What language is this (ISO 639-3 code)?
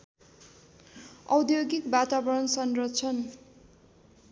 nep